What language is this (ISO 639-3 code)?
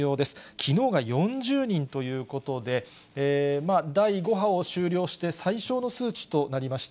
jpn